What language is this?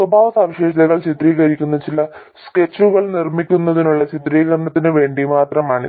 Malayalam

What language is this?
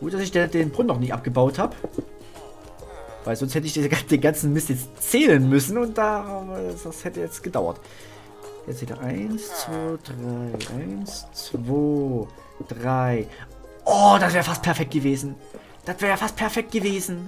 German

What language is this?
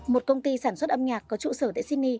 Vietnamese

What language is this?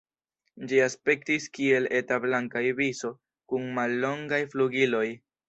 Esperanto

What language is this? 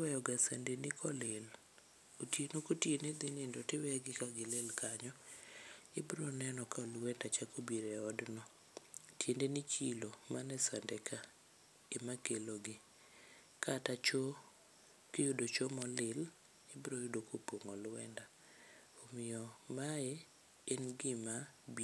Luo (Kenya and Tanzania)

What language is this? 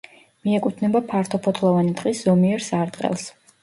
Georgian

